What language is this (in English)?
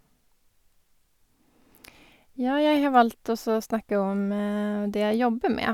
Norwegian